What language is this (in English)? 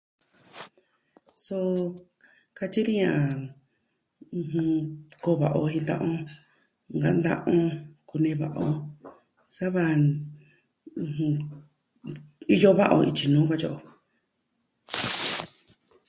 Southwestern Tlaxiaco Mixtec